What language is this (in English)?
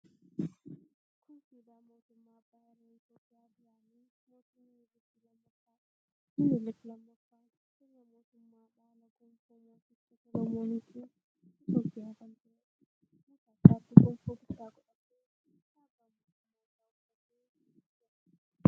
Oromo